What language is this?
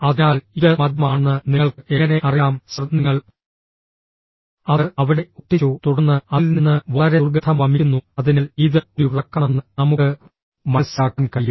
Malayalam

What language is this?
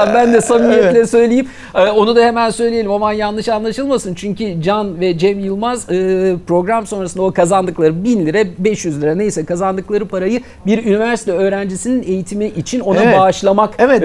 Turkish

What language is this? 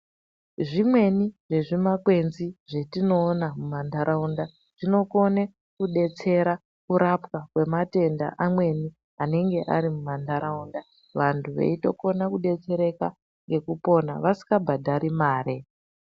Ndau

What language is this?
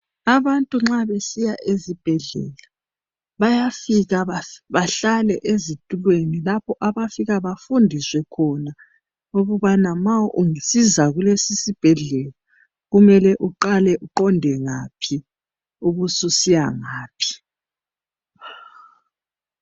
North Ndebele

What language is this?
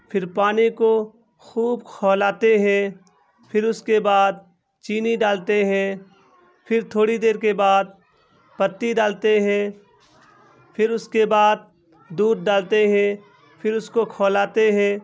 Urdu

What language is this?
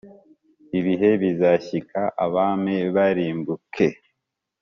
Kinyarwanda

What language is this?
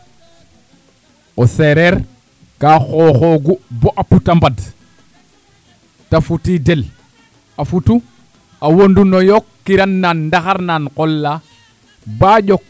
Serer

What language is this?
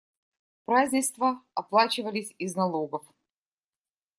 Russian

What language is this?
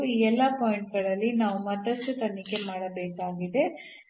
Kannada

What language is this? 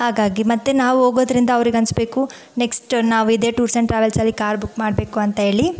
Kannada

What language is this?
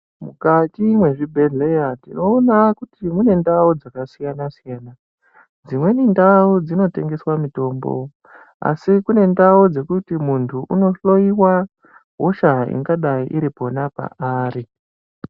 Ndau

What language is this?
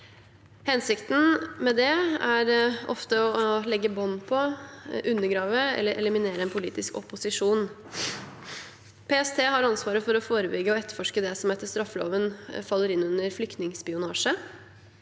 Norwegian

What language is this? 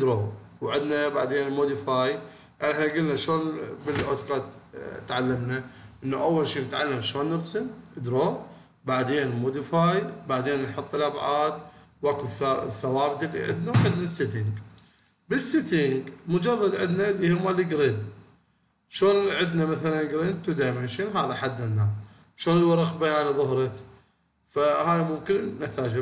Arabic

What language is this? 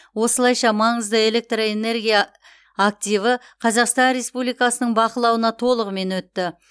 Kazakh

